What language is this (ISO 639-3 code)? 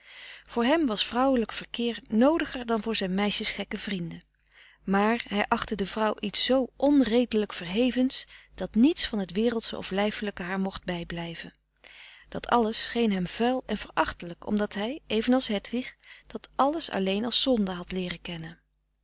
nld